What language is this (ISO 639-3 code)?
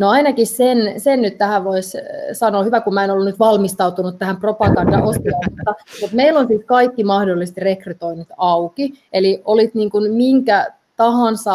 fin